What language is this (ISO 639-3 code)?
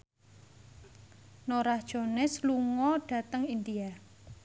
jav